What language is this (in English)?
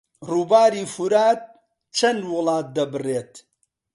Central Kurdish